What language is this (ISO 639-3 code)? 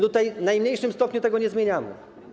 pol